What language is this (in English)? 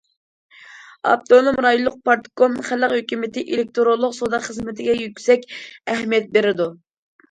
Uyghur